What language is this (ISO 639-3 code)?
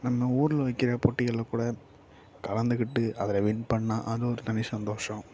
tam